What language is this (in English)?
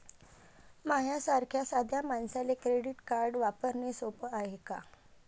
Marathi